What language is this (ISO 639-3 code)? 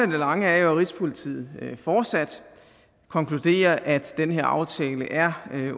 dan